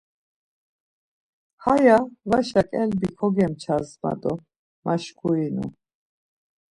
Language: Laz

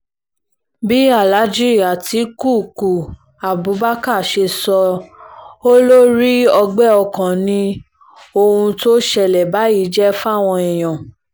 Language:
Yoruba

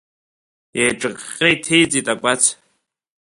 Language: Abkhazian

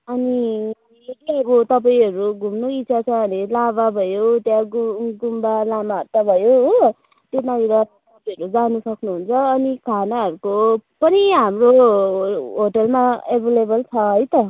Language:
Nepali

